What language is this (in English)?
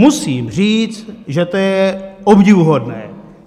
Czech